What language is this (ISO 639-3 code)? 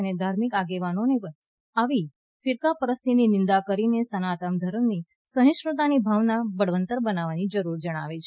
guj